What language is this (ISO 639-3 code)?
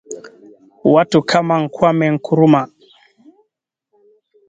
swa